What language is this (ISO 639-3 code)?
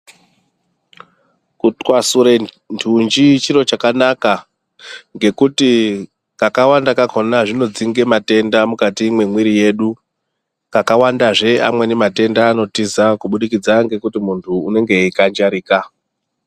ndc